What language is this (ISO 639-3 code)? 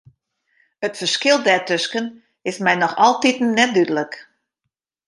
fry